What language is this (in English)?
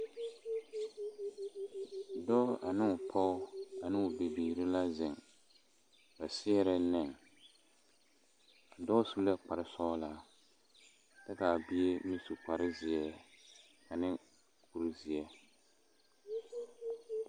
Southern Dagaare